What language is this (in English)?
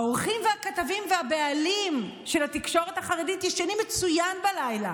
Hebrew